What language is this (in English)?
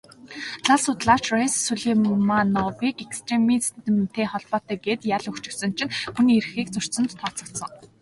Mongolian